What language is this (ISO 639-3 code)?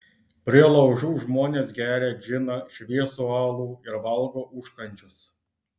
lit